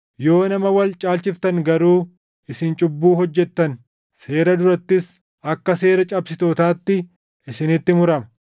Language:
Oromo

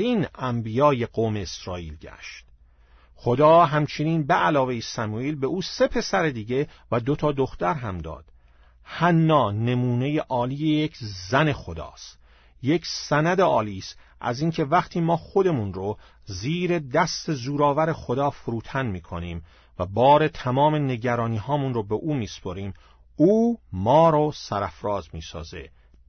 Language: Persian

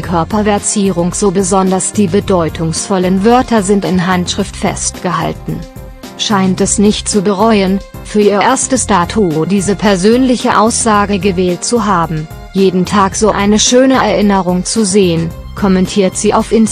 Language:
German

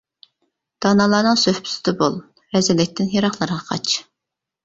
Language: Uyghur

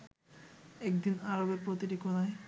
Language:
Bangla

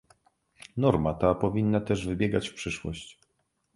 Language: Polish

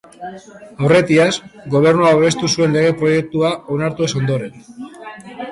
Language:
Basque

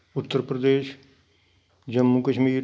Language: Punjabi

